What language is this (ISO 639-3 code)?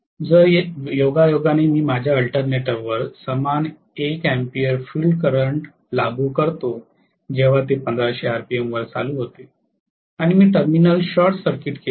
mar